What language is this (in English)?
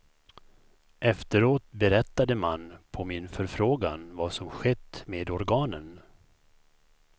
Swedish